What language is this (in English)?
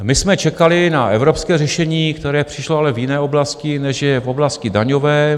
Czech